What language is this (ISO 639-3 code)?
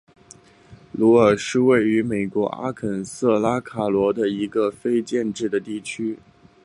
zho